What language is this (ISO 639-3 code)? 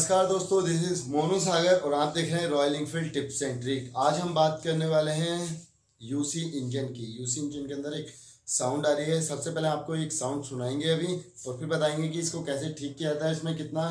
hin